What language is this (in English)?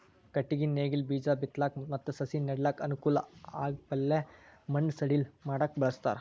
Kannada